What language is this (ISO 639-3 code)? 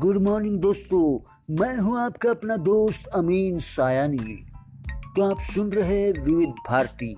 hin